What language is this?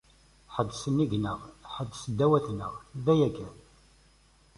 Kabyle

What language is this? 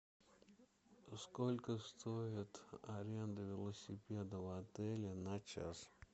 Russian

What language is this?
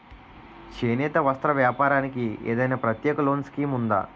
Telugu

